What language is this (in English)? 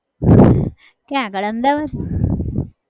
Gujarati